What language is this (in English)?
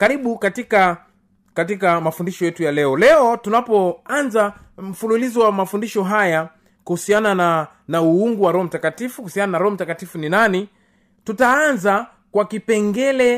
Swahili